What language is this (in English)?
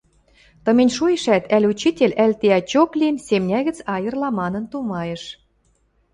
Western Mari